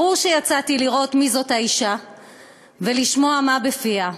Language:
Hebrew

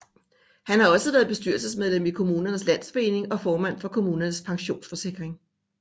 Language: Danish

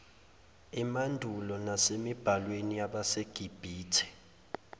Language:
Zulu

